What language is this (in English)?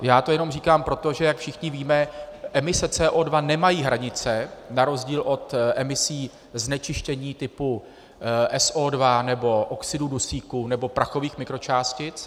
Czech